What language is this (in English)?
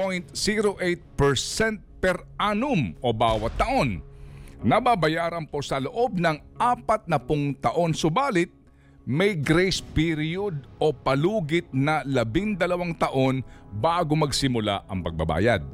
Filipino